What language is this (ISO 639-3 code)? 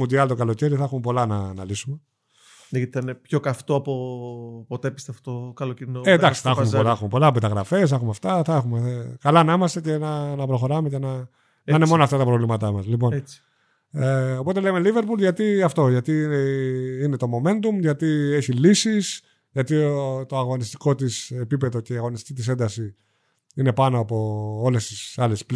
ell